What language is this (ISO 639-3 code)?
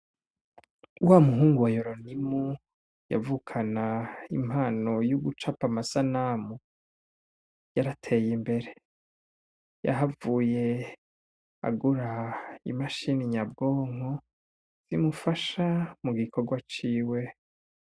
run